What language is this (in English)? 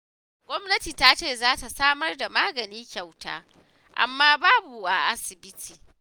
Hausa